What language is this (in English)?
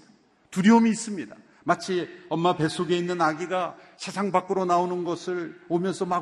Korean